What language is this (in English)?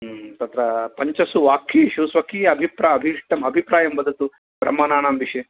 Sanskrit